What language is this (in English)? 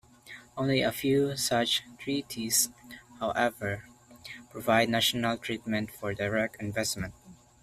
English